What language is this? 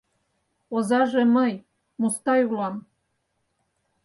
Mari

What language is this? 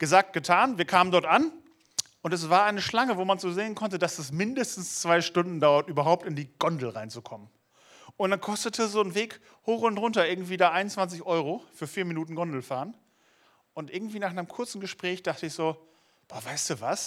German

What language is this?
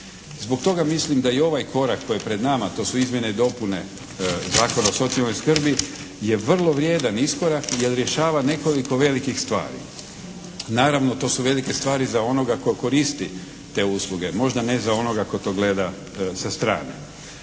Croatian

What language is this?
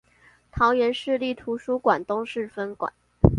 Chinese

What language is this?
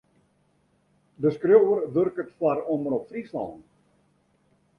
Western Frisian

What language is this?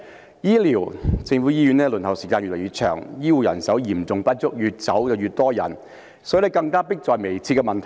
Cantonese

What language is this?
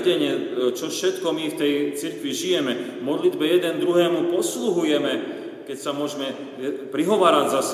Slovak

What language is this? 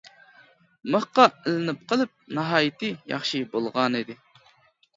Uyghur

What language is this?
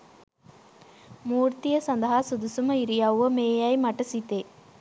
Sinhala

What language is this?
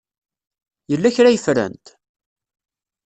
Kabyle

